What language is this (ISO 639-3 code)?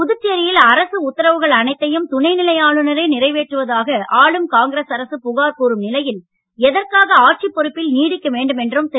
tam